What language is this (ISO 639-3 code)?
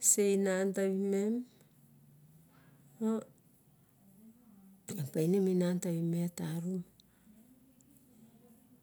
bjk